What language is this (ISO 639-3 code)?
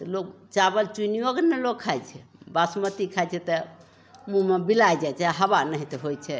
mai